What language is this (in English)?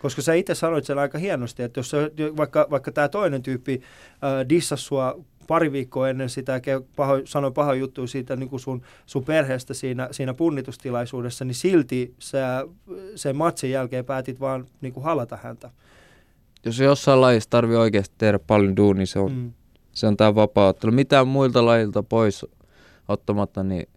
Finnish